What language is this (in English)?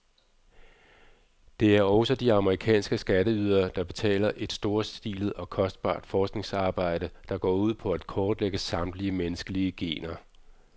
Danish